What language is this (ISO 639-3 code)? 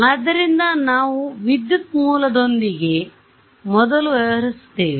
kan